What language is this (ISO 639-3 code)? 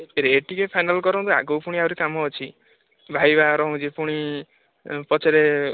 ori